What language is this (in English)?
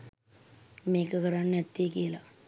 Sinhala